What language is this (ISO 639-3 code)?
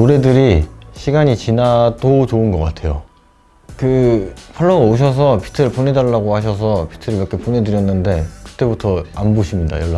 kor